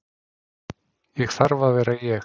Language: Icelandic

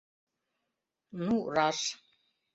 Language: Mari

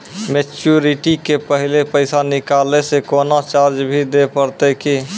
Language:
Maithili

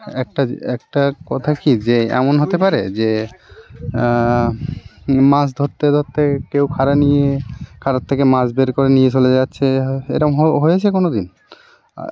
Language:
Bangla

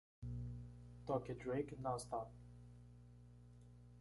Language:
Portuguese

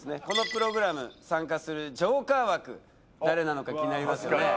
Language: Japanese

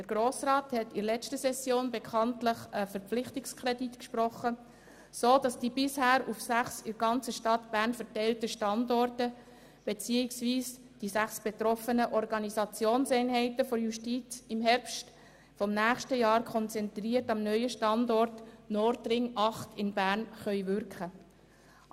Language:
Swiss German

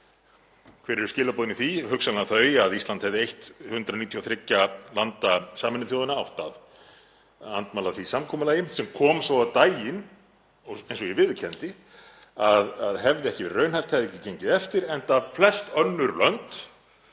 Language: Icelandic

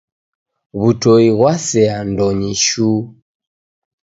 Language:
Taita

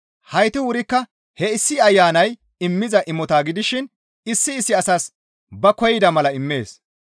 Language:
Gamo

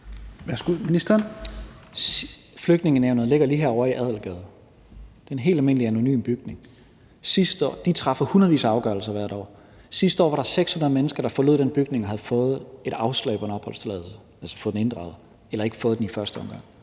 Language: Danish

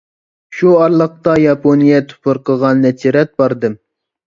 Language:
Uyghur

